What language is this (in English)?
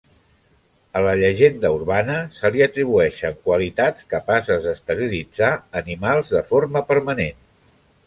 Catalan